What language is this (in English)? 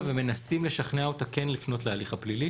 Hebrew